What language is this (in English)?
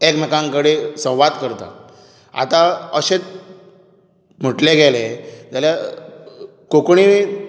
Konkani